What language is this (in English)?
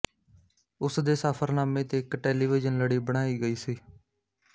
Punjabi